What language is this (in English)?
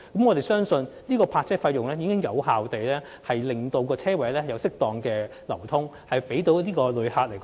Cantonese